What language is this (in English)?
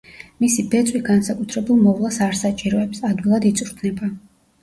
Georgian